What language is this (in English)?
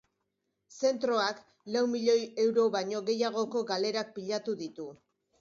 Basque